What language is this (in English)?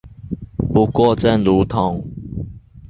Chinese